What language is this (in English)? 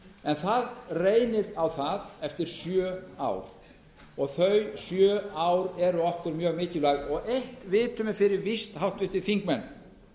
Icelandic